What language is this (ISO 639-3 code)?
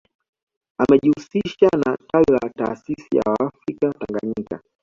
swa